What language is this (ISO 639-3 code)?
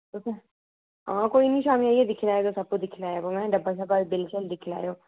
doi